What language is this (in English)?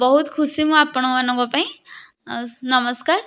Odia